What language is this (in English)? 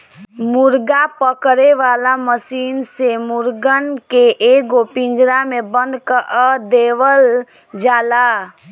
Bhojpuri